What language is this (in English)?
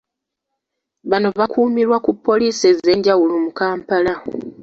Ganda